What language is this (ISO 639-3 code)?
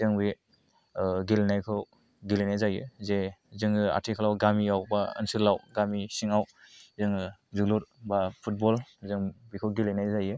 brx